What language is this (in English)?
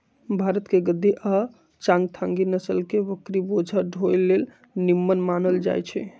Magahi